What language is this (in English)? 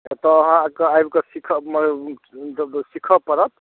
Maithili